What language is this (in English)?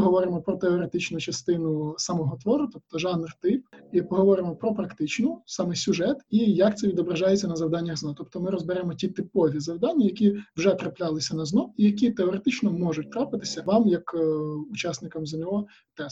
Ukrainian